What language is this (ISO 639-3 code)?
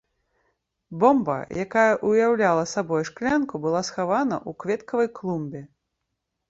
bel